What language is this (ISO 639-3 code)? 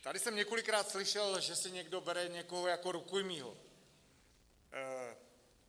ces